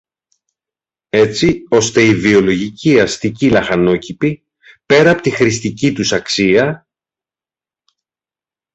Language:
Greek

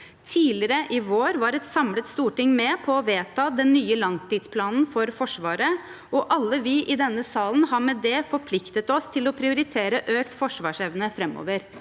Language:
Norwegian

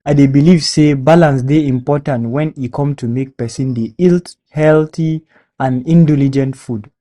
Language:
Nigerian Pidgin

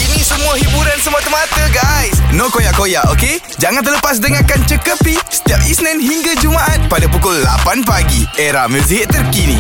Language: Malay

